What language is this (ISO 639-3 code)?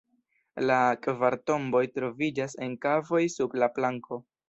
epo